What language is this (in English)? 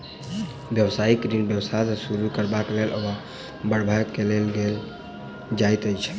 Maithili